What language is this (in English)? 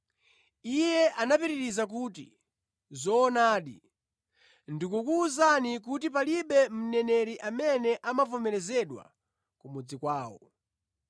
Nyanja